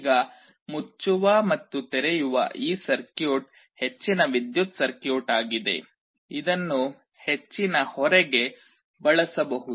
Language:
Kannada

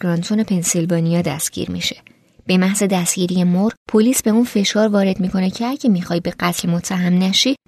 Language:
Persian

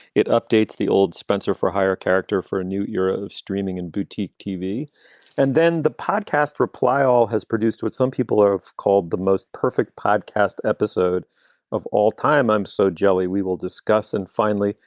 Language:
English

